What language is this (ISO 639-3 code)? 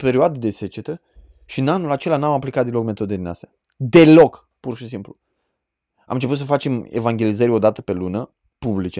ron